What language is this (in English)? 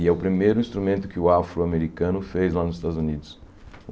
Portuguese